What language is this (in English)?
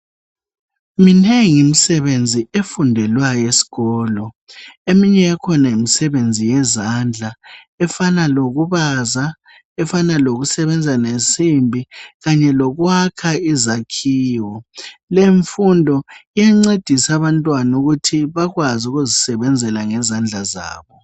North Ndebele